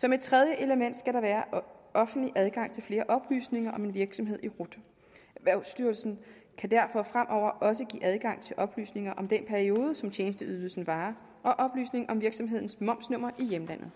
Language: Danish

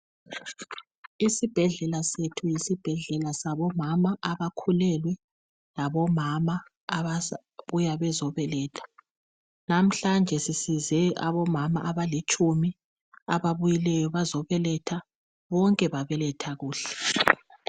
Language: North Ndebele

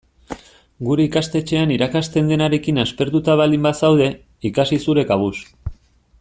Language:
Basque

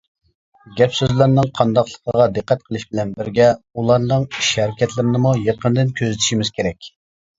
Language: Uyghur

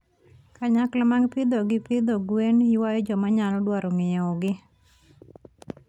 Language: Luo (Kenya and Tanzania)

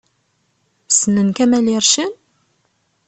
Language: Kabyle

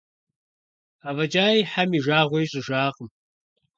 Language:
Kabardian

